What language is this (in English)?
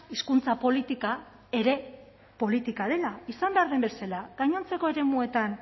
Basque